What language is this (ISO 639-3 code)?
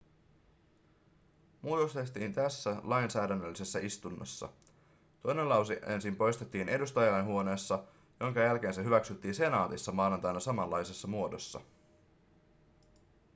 fin